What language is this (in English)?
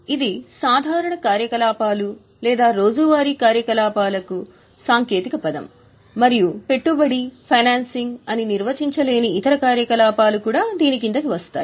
Telugu